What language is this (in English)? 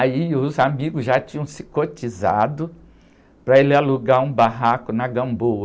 Portuguese